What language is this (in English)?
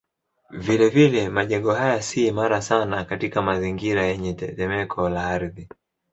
Swahili